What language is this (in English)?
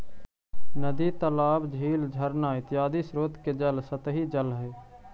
Magahi